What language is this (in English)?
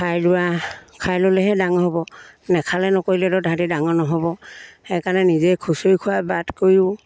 Assamese